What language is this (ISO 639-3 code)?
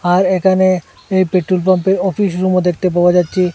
ben